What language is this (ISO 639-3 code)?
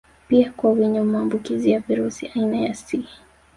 swa